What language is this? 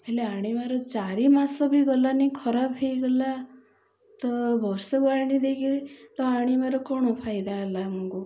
Odia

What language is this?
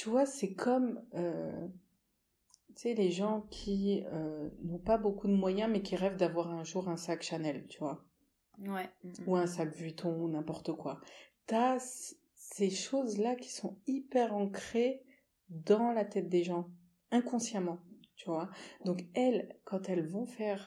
French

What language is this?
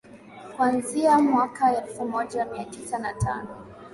Swahili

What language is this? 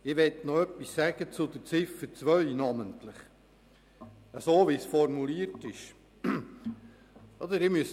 Swiss German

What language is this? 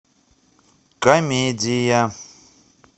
Russian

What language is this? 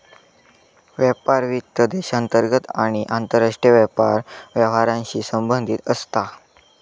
Marathi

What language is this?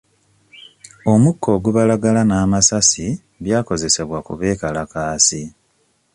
Ganda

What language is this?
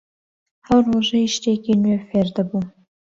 Central Kurdish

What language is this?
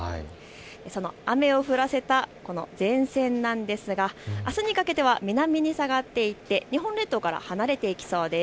Japanese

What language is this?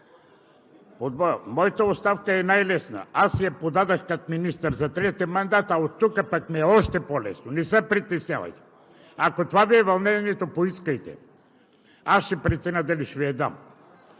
Bulgarian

